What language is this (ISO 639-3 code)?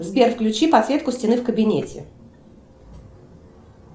rus